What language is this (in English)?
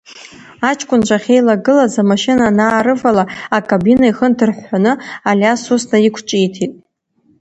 Abkhazian